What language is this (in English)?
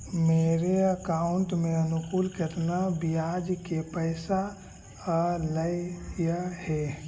Magahi